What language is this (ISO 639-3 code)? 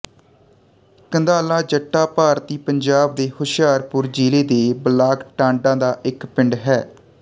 pan